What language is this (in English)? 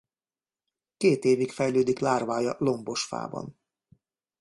Hungarian